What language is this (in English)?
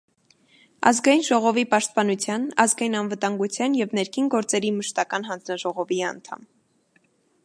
Armenian